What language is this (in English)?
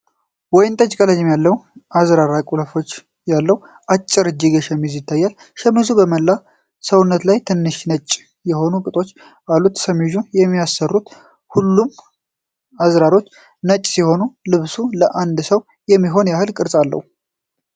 Amharic